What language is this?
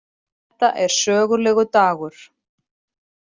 Icelandic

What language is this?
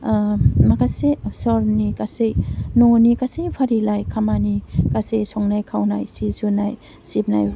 Bodo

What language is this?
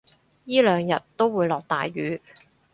Cantonese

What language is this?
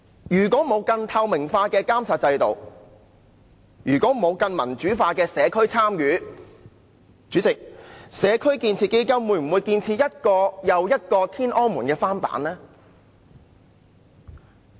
Cantonese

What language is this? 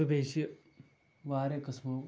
Kashmiri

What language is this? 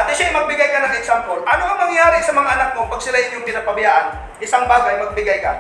Filipino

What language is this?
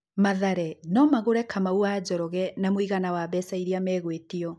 Kikuyu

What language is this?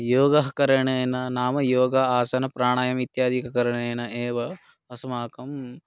Sanskrit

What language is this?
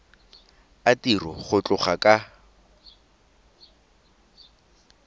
Tswana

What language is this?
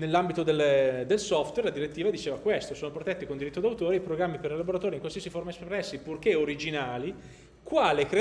Italian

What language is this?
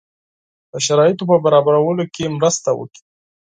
Pashto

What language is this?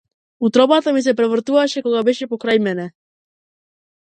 Macedonian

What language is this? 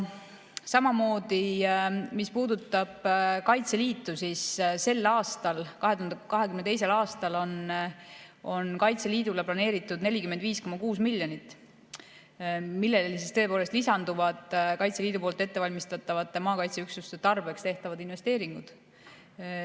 Estonian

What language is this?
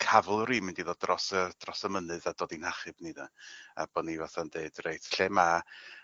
Welsh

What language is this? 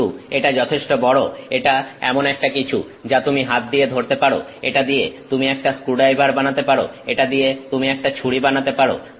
Bangla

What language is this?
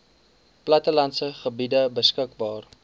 Afrikaans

